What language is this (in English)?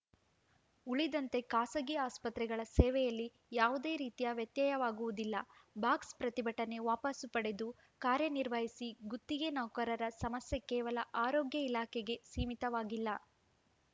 Kannada